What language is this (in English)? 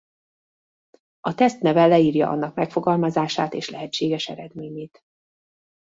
Hungarian